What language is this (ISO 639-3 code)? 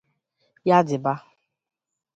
ibo